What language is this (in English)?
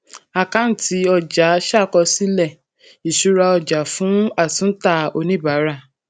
Yoruba